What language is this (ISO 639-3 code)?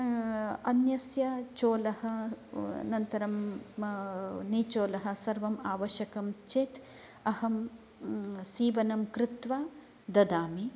san